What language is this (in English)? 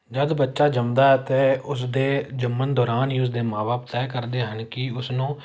Punjabi